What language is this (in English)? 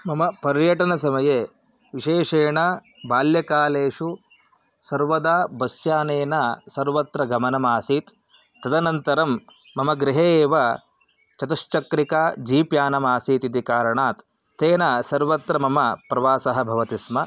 Sanskrit